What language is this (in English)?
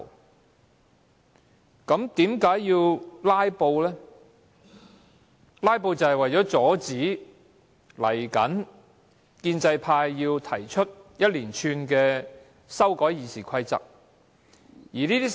Cantonese